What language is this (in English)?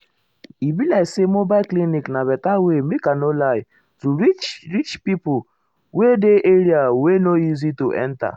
Nigerian Pidgin